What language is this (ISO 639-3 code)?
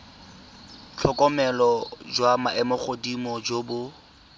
tsn